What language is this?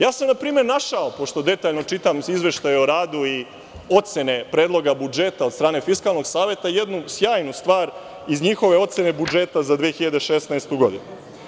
Serbian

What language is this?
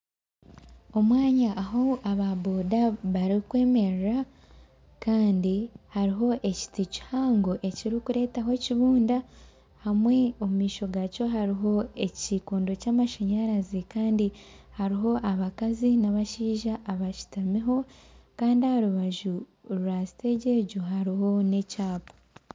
Nyankole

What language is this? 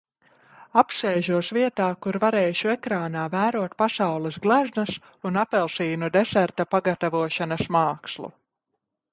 Latvian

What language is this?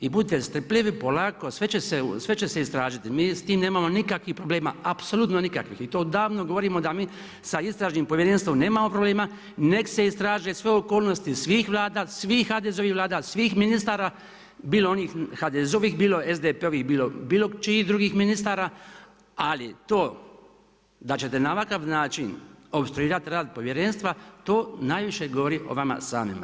Croatian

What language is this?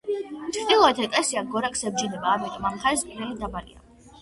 Georgian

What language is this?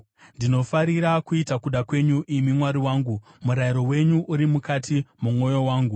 Shona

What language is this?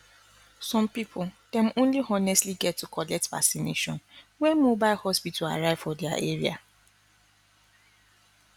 Nigerian Pidgin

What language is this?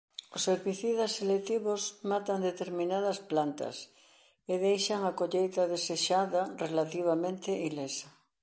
Galician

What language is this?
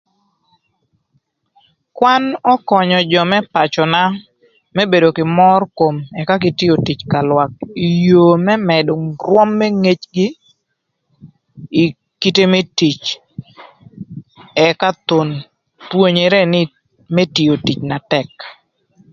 Thur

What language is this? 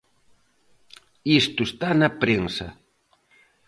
Galician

